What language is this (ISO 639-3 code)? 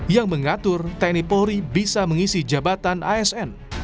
ind